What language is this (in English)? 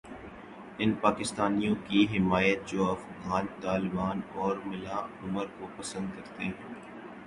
Urdu